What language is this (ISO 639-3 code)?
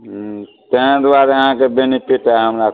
mai